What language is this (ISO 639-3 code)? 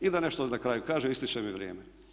hrv